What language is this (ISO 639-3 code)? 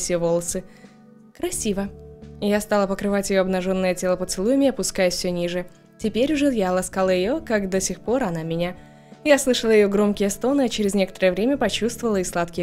rus